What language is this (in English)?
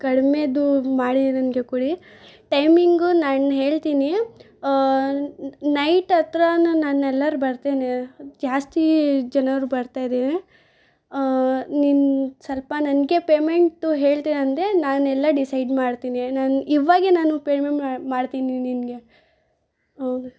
Kannada